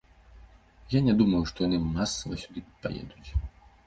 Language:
Belarusian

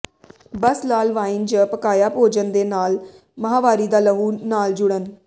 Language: Punjabi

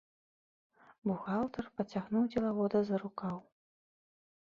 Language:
Belarusian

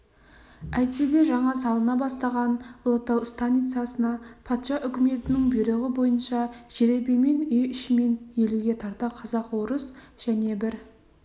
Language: Kazakh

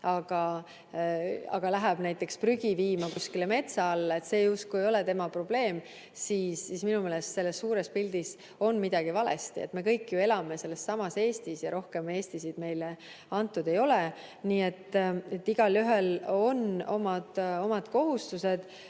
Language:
Estonian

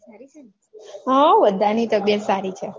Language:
Gujarati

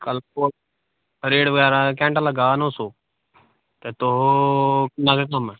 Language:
Dogri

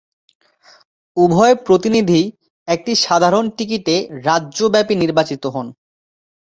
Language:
Bangla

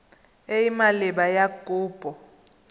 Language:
Tswana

